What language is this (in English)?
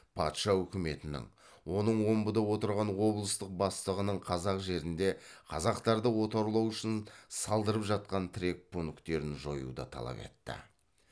Kazakh